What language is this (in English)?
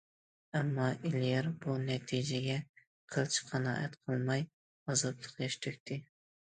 Uyghur